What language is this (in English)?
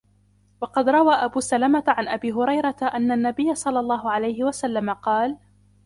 Arabic